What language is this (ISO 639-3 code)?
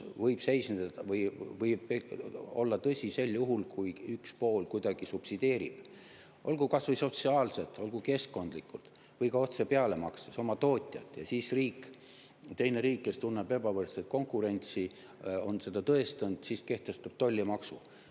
est